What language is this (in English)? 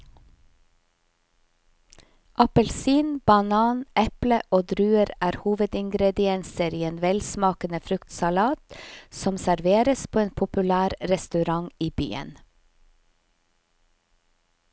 Norwegian